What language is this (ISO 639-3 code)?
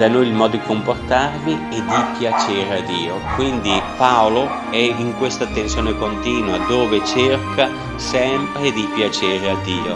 ita